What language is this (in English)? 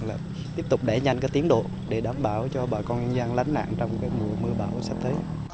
Vietnamese